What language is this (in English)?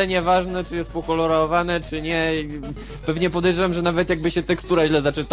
Polish